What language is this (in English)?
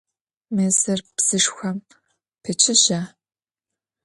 Adyghe